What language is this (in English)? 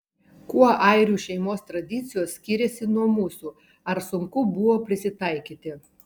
Lithuanian